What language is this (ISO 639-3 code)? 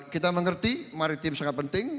ind